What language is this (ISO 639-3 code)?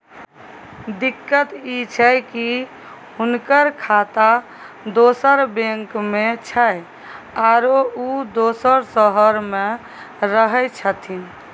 mai